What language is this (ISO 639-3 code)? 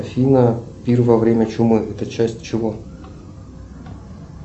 rus